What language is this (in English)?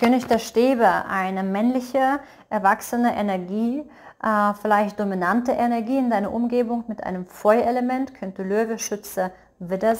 German